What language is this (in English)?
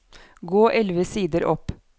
Norwegian